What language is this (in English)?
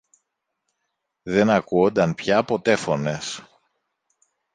Greek